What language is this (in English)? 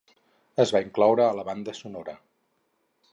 Catalan